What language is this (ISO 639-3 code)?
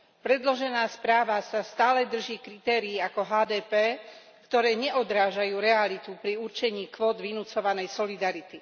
slk